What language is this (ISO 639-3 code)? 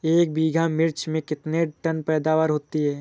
hin